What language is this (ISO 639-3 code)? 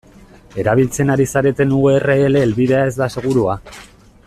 eus